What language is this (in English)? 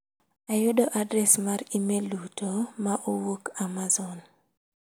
Luo (Kenya and Tanzania)